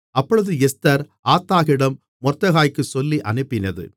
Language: Tamil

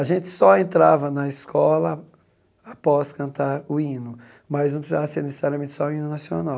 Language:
Portuguese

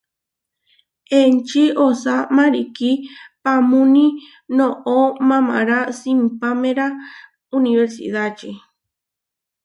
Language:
Huarijio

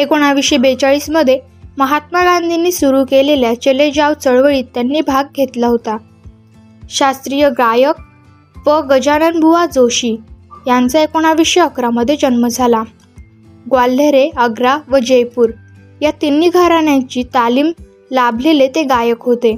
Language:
Marathi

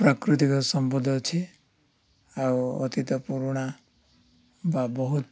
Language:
Odia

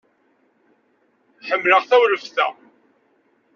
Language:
Kabyle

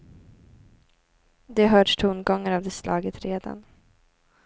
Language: Swedish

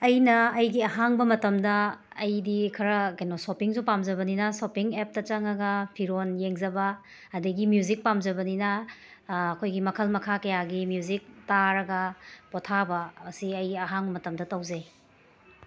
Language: Manipuri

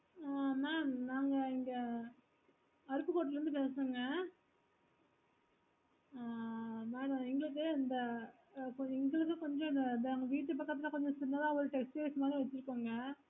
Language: Tamil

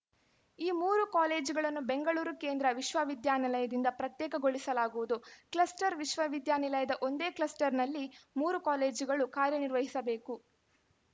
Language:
Kannada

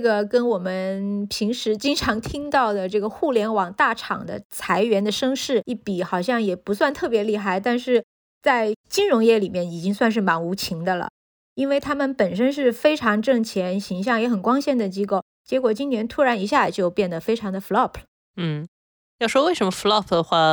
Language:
Chinese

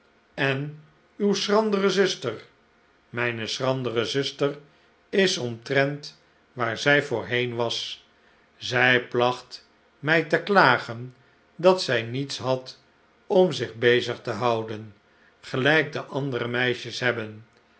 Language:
Dutch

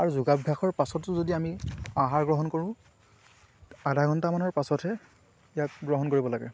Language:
Assamese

